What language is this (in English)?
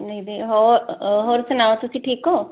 Punjabi